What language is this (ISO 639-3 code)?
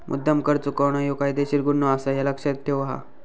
mar